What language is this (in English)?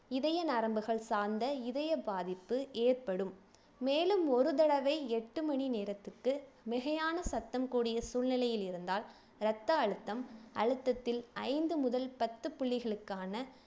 Tamil